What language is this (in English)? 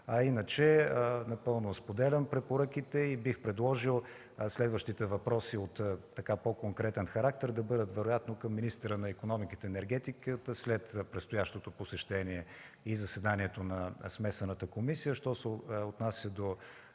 Bulgarian